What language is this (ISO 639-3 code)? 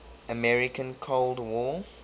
eng